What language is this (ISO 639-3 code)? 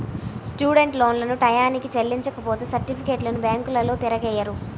tel